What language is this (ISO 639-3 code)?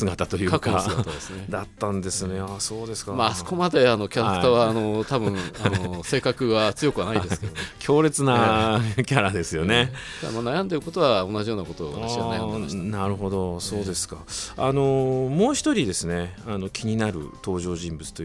jpn